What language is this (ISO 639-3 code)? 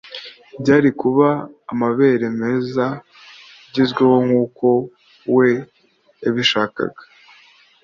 kin